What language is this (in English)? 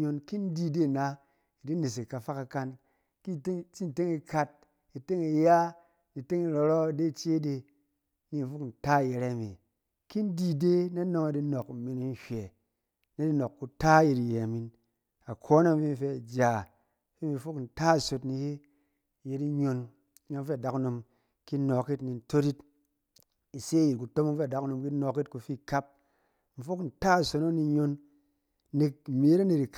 Cen